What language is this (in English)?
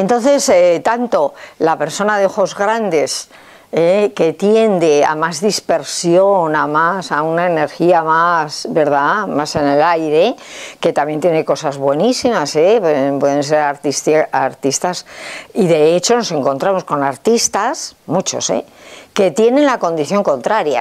Spanish